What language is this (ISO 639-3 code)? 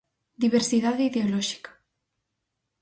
glg